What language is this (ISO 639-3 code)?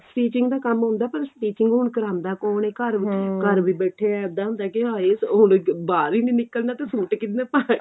pan